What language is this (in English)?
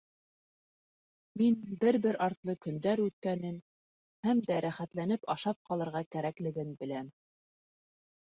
Bashkir